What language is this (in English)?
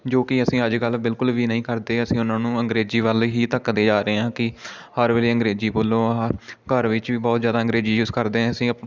Punjabi